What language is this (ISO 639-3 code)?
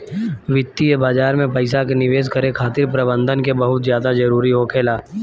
bho